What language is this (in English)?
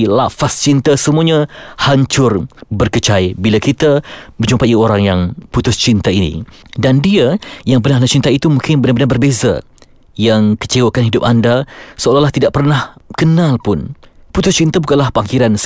Malay